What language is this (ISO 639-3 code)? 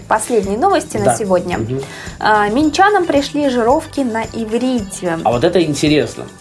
rus